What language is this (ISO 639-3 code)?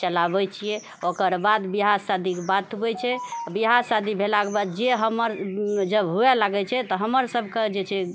mai